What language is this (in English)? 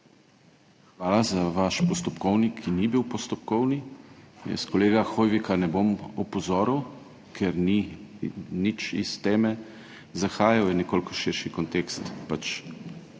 Slovenian